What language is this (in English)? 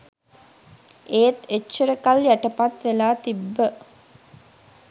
Sinhala